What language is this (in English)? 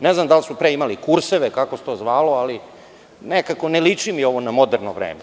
Serbian